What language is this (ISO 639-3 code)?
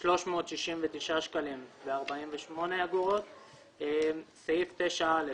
heb